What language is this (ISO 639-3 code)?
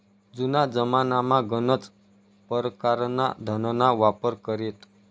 mar